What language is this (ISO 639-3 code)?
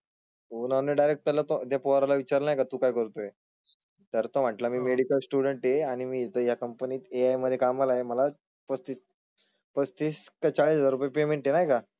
mar